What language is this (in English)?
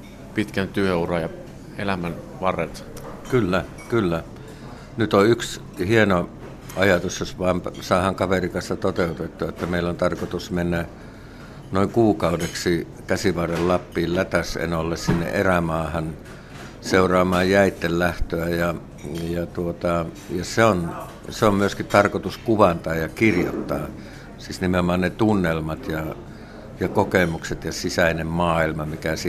Finnish